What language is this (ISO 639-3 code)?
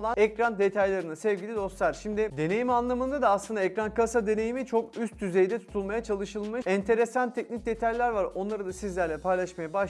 tur